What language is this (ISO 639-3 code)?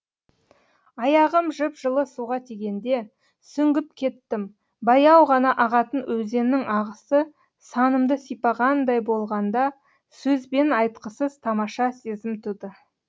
kaz